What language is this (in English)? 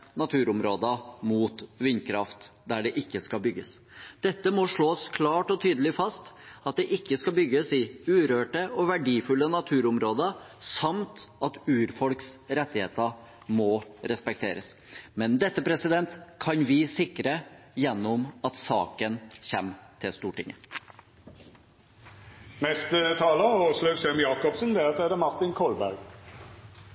Norwegian Bokmål